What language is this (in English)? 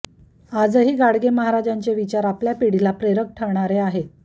Marathi